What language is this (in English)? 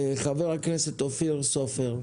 Hebrew